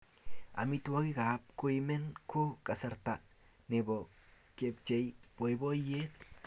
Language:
Kalenjin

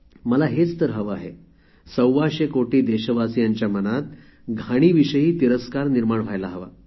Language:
Marathi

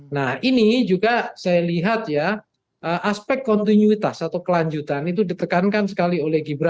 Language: Indonesian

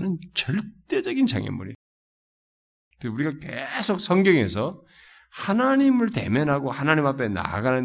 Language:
Korean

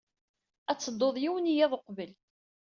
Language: Kabyle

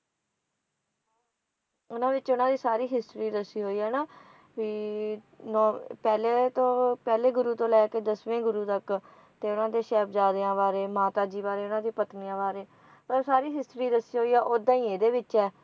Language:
Punjabi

